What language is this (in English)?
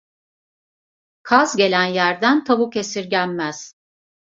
Turkish